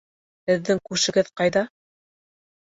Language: Bashkir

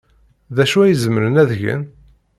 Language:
Kabyle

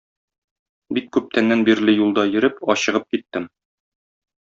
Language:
Tatar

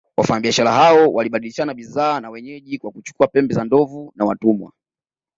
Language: Swahili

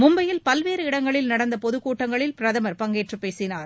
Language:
Tamil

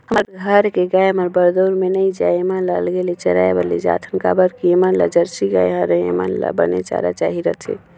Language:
Chhattisgarhi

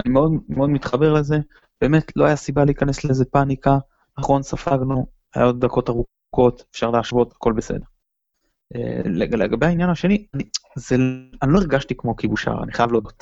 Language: Hebrew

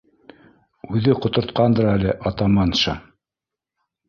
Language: Bashkir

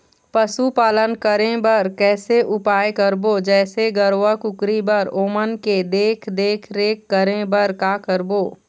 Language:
Chhattisgarhi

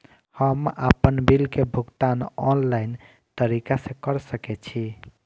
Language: Maithili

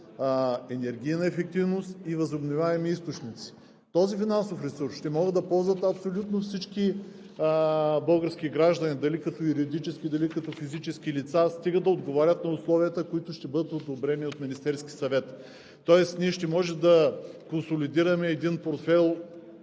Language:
Bulgarian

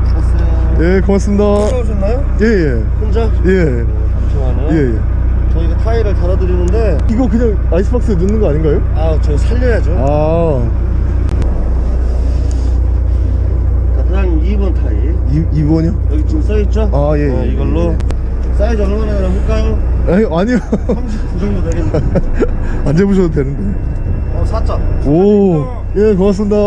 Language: Korean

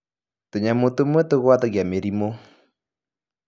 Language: Kikuyu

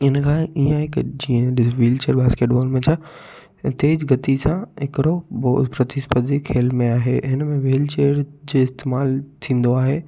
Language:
Sindhi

